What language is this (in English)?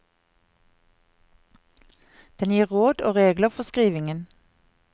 Norwegian